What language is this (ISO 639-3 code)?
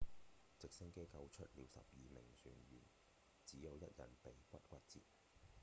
yue